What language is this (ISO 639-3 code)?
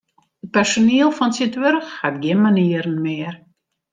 fry